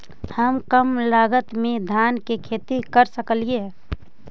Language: Magahi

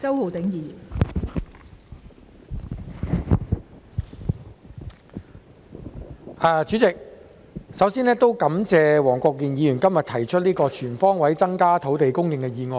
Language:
Cantonese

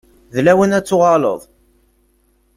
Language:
Kabyle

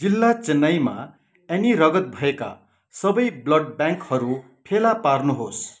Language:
Nepali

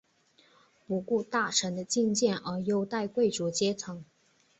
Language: Chinese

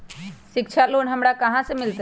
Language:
Magahi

